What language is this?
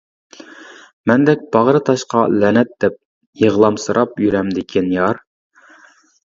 Uyghur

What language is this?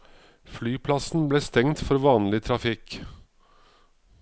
Norwegian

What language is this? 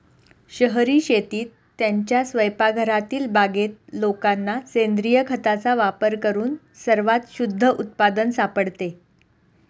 Marathi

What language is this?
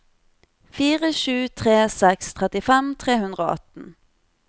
Norwegian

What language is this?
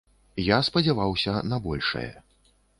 Belarusian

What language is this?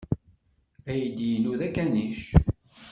Kabyle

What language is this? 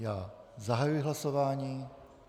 Czech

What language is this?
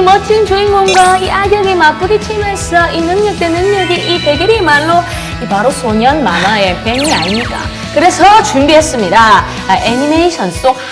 Korean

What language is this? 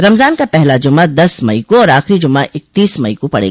Hindi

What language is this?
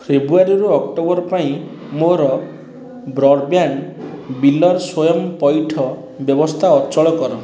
Odia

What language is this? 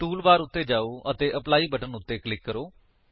Punjabi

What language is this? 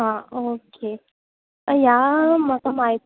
Konkani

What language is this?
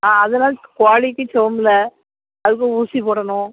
Tamil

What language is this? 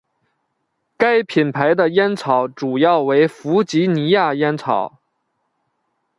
Chinese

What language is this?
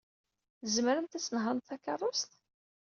Kabyle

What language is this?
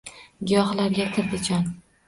Uzbek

